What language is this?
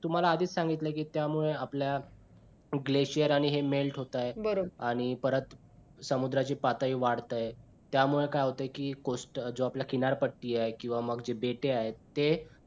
Marathi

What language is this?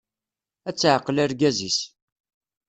Kabyle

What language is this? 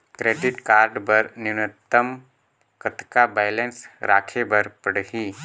Chhattisgarhi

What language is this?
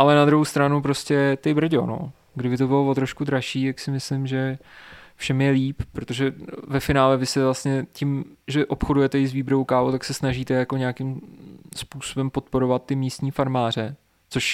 Czech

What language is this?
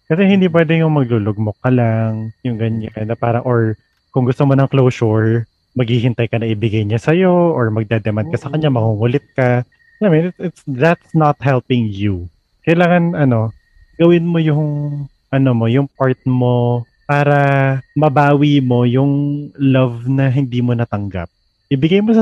Filipino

